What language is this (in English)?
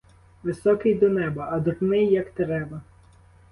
Ukrainian